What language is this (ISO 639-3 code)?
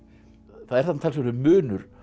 isl